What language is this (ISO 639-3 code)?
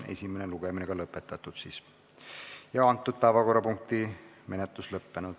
est